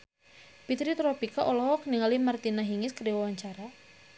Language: Sundanese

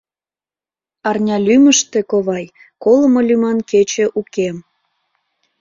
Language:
Mari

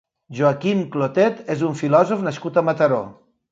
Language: Catalan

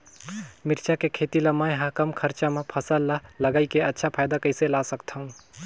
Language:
Chhattisgarhi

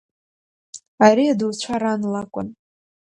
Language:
Abkhazian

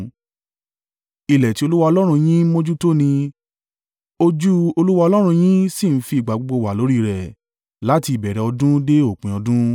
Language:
Yoruba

